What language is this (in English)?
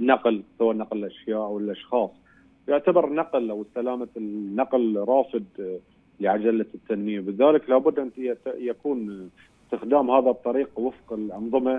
Arabic